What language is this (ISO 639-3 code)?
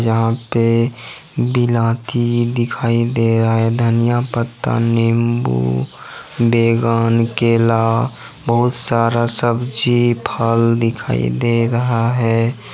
hin